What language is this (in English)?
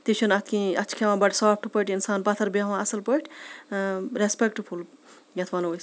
Kashmiri